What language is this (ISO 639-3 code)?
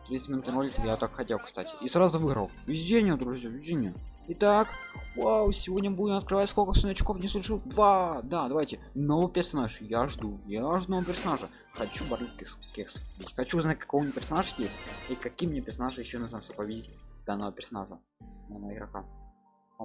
rus